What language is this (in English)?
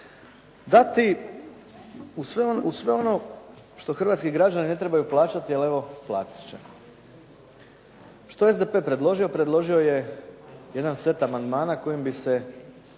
Croatian